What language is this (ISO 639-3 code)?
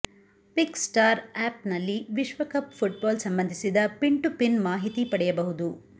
kan